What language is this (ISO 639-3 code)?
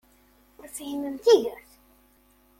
kab